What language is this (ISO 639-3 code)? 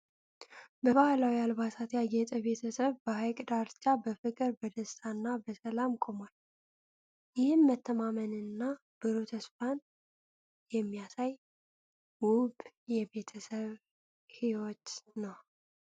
amh